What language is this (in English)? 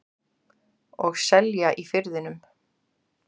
Icelandic